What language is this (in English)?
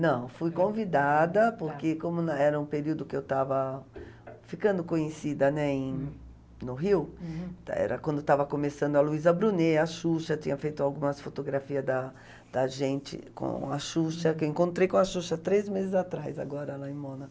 Portuguese